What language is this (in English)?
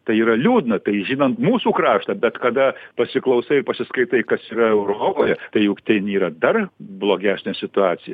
Lithuanian